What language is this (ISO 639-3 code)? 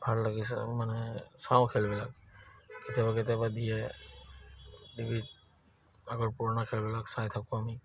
asm